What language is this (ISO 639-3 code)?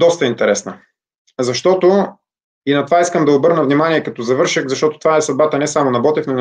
bul